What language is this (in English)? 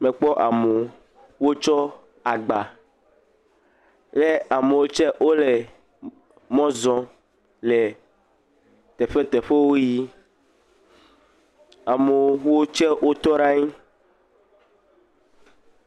Ewe